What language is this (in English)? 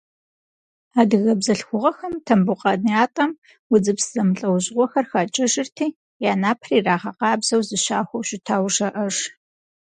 Kabardian